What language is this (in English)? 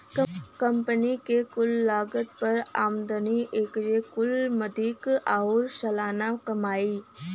Bhojpuri